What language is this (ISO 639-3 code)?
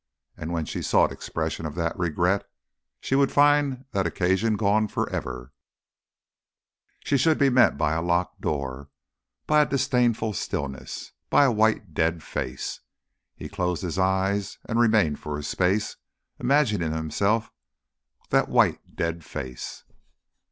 eng